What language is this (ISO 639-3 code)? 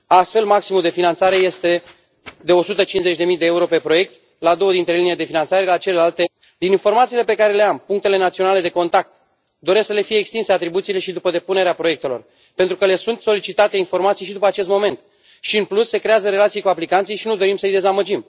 ron